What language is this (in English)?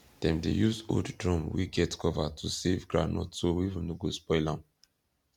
Nigerian Pidgin